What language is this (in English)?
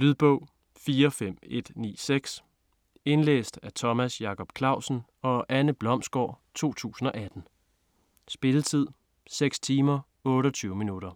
Danish